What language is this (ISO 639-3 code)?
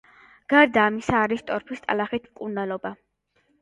kat